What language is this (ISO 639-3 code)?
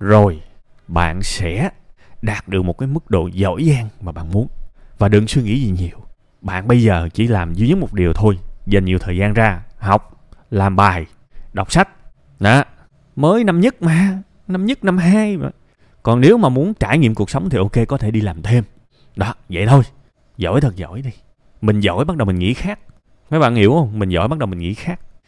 vie